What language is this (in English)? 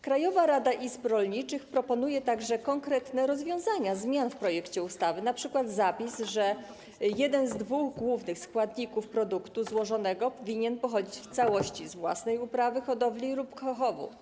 Polish